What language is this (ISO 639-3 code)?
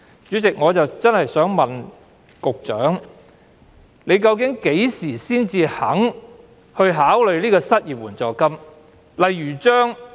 yue